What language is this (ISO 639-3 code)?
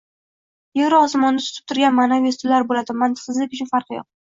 uzb